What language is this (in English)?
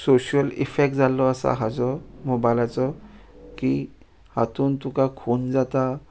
Konkani